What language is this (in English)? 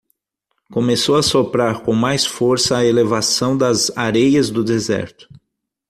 Portuguese